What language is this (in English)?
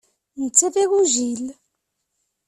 Kabyle